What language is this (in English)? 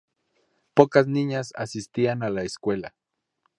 Spanish